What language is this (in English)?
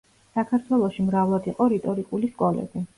Georgian